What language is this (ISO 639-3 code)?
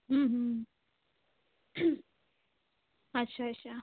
pan